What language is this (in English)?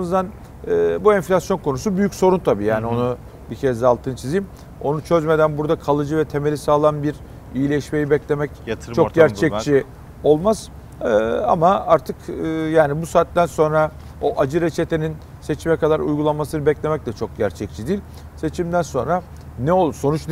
Turkish